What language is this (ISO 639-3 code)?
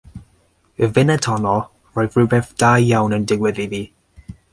cym